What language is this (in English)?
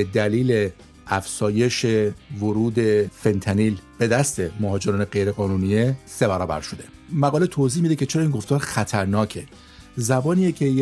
Persian